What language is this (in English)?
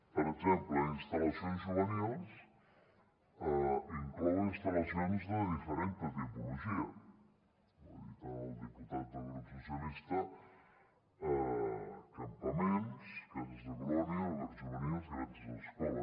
Catalan